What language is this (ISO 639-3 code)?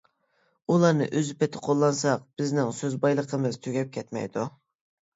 uig